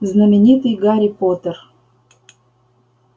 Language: Russian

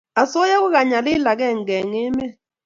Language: Kalenjin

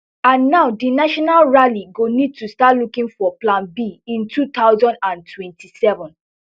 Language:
Nigerian Pidgin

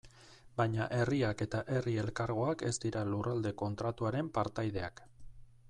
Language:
Basque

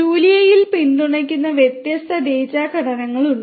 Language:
Malayalam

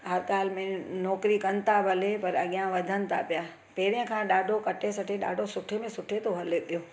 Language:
Sindhi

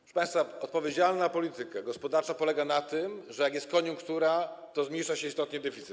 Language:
Polish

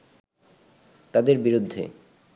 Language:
Bangla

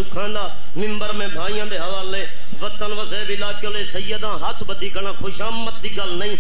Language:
Hindi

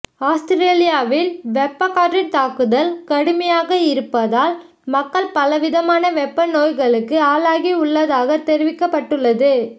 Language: Tamil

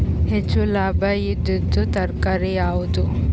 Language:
Kannada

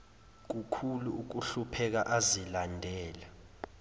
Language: Zulu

